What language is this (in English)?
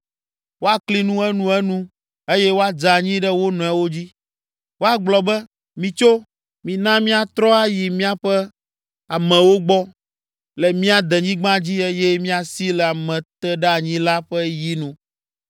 Ewe